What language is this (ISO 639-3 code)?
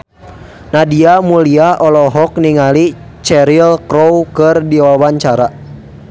sun